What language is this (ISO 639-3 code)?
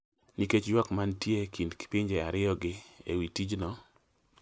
luo